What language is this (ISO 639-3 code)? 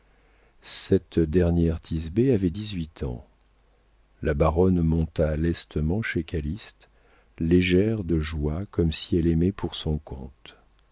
fra